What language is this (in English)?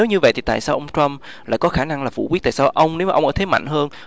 Vietnamese